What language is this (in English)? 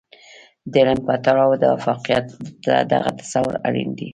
Pashto